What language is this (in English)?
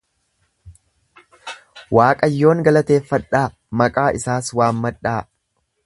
Oromo